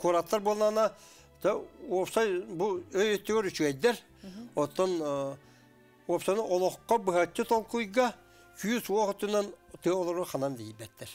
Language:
Turkish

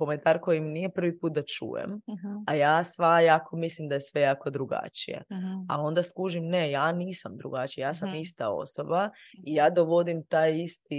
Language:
Croatian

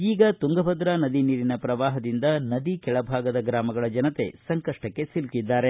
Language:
Kannada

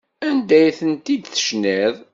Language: Kabyle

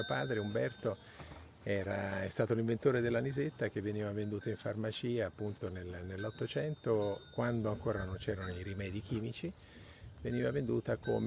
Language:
Italian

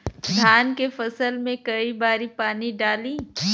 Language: Bhojpuri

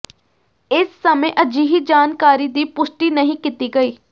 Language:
Punjabi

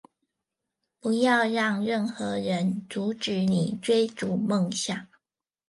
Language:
Chinese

